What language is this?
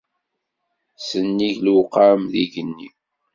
Kabyle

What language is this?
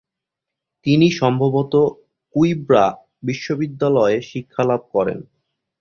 Bangla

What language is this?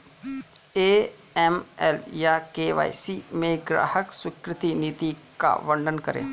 Hindi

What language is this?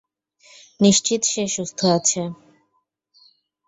Bangla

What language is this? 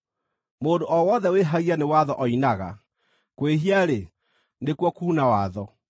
Kikuyu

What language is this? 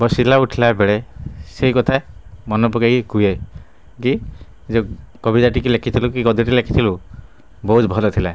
Odia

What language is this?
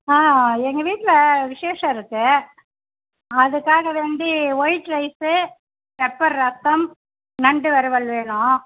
Tamil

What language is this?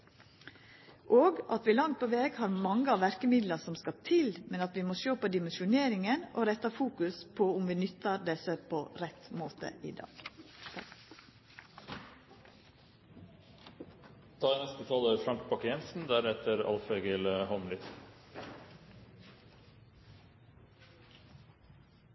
Norwegian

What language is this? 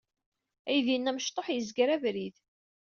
Kabyle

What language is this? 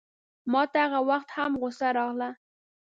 Pashto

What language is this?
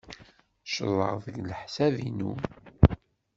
Kabyle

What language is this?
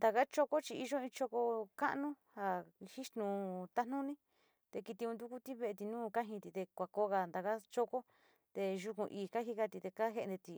Sinicahua Mixtec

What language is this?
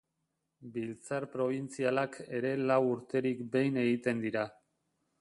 Basque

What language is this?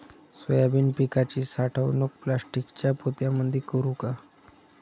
Marathi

